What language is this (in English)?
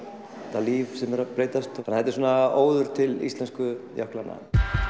Icelandic